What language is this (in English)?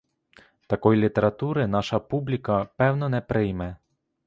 Ukrainian